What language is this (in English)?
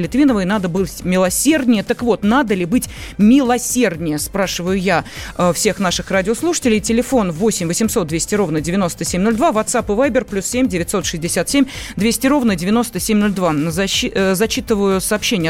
Russian